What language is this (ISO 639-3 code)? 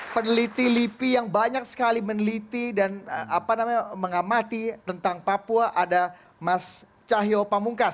ind